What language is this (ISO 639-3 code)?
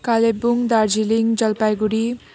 nep